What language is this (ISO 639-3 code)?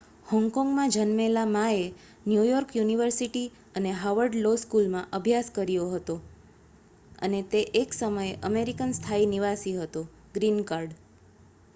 guj